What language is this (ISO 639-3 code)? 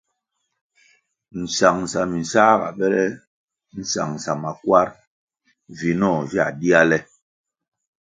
nmg